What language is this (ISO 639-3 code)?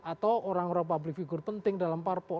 ind